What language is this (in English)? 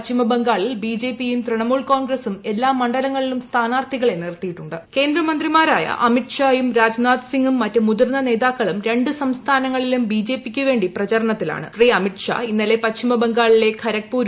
Malayalam